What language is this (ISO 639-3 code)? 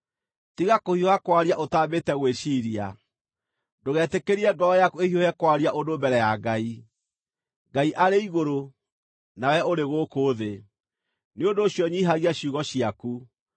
kik